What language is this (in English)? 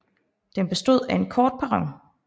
Danish